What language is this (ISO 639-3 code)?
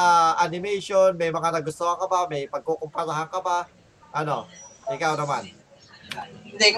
fil